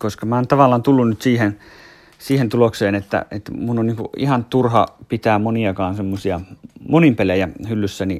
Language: Finnish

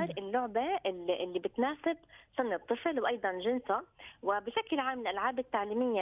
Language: Arabic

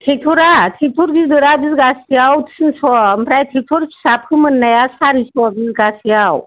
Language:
Bodo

